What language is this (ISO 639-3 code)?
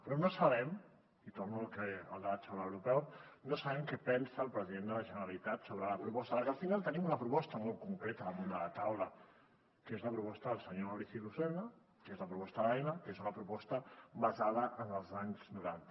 cat